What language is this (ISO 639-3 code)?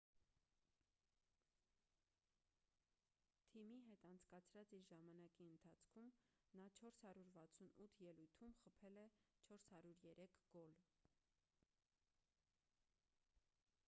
hye